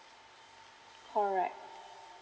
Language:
English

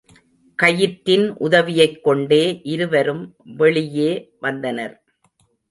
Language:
Tamil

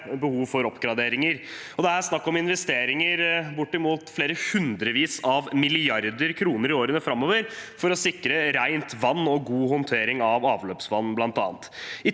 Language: Norwegian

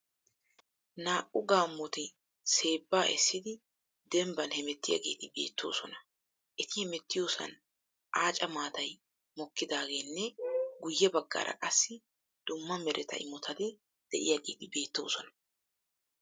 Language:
Wolaytta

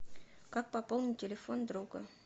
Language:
Russian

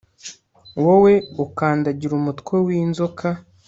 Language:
Kinyarwanda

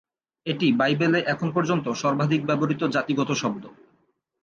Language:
Bangla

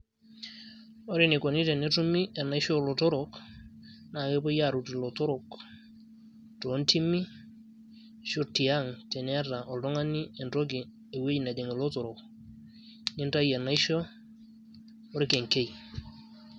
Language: Masai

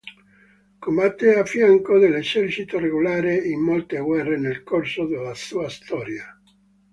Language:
Italian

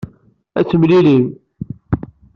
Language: Kabyle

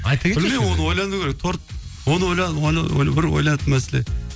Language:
Kazakh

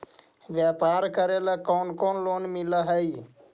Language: Magahi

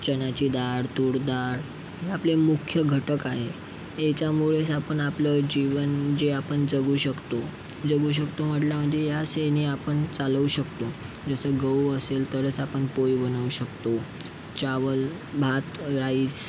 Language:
Marathi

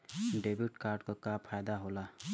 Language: Bhojpuri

